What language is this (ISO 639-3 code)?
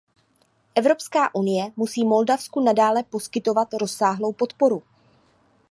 ces